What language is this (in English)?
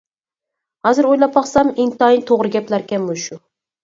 Uyghur